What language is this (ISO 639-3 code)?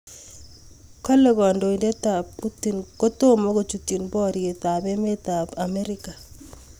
kln